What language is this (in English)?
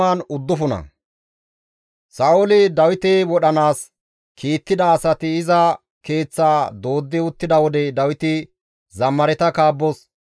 Gamo